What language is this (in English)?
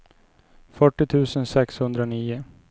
Swedish